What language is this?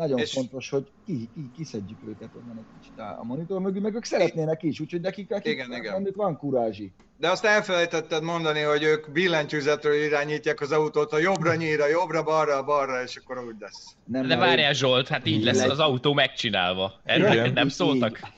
Hungarian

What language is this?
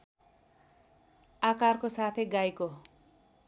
Nepali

